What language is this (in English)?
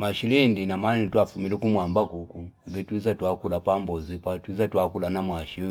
Fipa